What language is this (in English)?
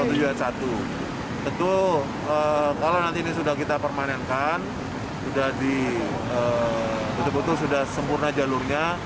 Indonesian